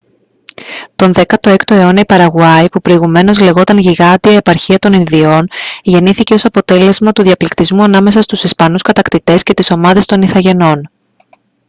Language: Greek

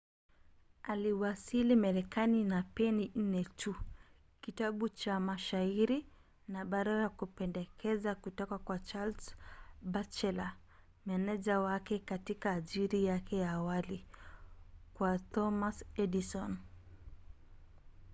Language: Swahili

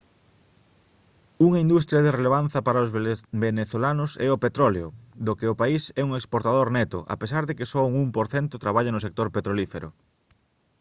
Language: Galician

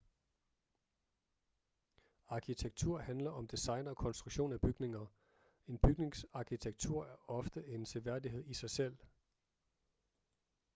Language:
Danish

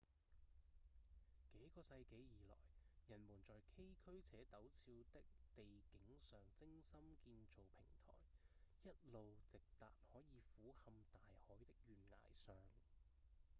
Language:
Cantonese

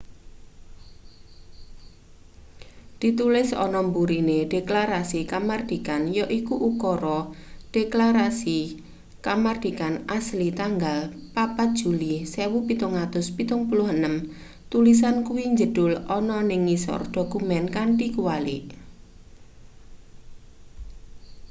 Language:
Javanese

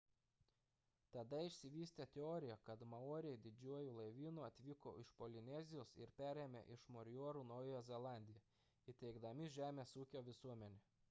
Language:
Lithuanian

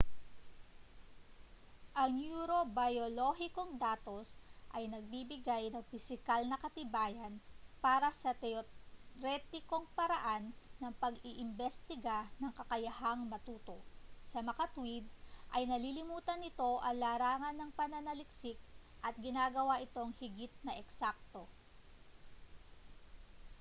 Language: Filipino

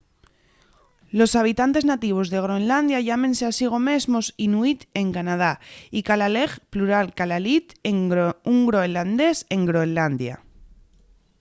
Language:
Asturian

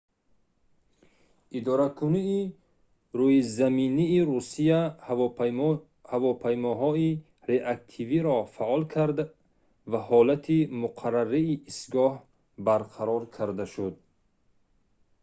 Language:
Tajik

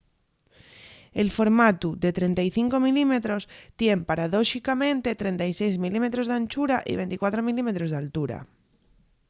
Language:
Asturian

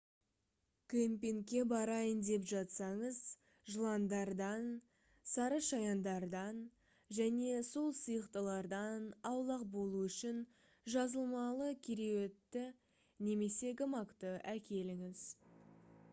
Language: Kazakh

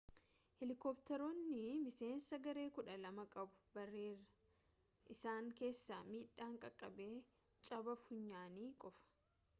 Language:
Oromo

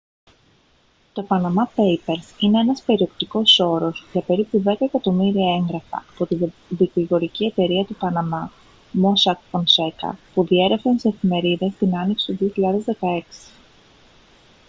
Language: Greek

